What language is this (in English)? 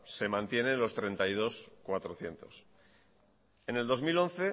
Spanish